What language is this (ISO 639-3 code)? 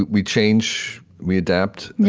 eng